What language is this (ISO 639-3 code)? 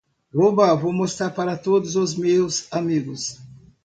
por